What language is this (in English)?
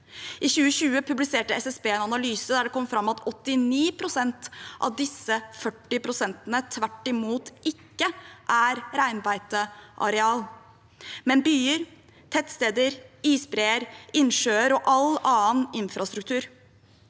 Norwegian